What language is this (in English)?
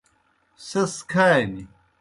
Kohistani Shina